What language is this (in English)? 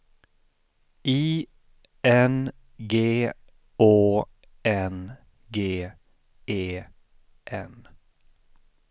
Swedish